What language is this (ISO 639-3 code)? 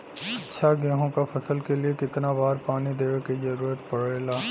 bho